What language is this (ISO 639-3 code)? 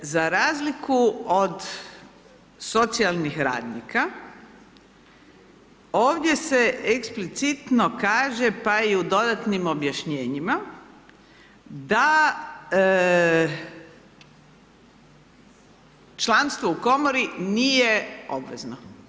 hrv